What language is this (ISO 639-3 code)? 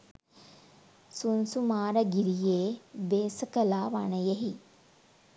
sin